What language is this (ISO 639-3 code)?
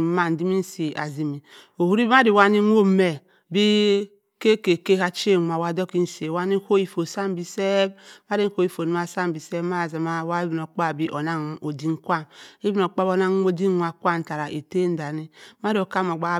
mfn